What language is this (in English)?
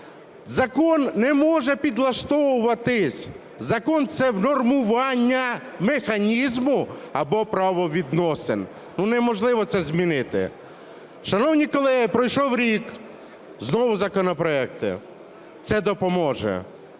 Ukrainian